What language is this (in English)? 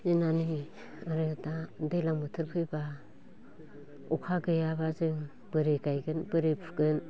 Bodo